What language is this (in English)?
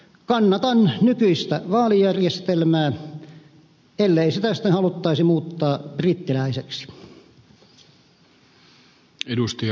Finnish